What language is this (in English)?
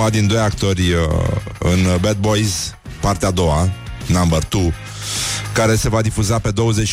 Romanian